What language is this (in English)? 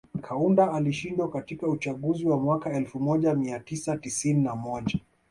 Swahili